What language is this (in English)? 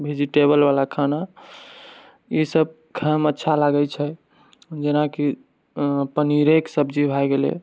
Maithili